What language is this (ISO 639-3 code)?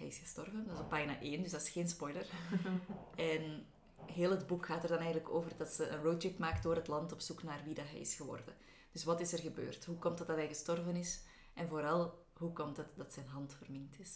nld